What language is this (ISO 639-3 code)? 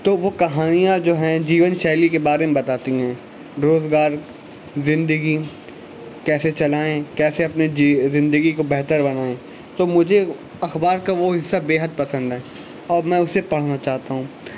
urd